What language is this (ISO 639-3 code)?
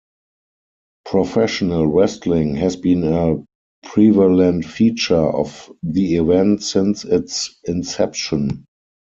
eng